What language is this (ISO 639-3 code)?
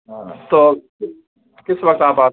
urd